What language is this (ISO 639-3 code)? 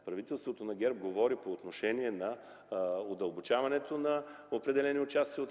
bul